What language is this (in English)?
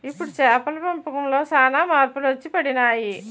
Telugu